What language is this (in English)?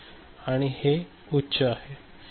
Marathi